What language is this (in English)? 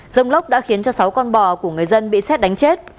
Vietnamese